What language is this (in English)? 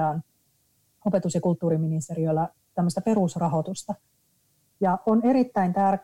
Finnish